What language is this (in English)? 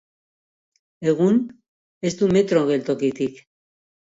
Basque